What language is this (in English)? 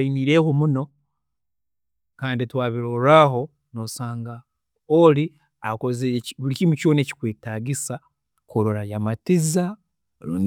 Tooro